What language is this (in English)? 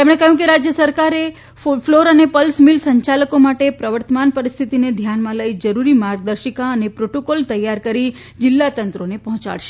Gujarati